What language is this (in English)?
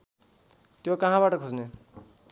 Nepali